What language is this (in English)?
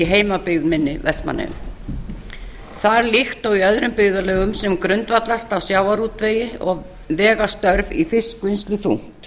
Icelandic